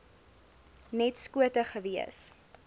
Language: Afrikaans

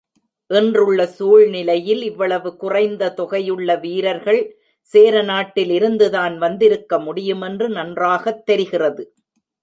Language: Tamil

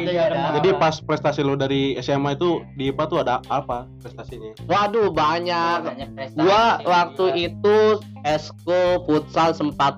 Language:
Indonesian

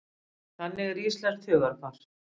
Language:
Icelandic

